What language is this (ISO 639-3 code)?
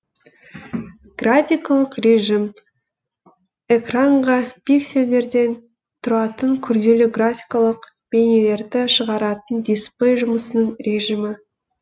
kaz